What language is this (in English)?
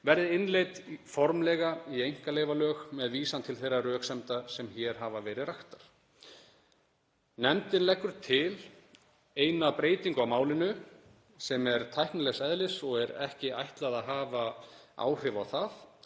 Icelandic